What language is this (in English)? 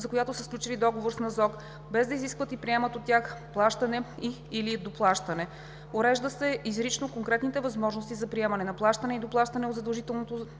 Bulgarian